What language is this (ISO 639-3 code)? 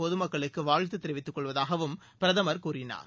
tam